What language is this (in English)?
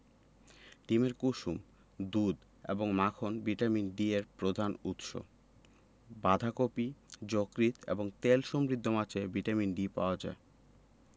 Bangla